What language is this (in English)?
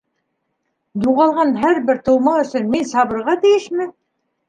Bashkir